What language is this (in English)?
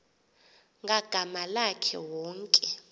Xhosa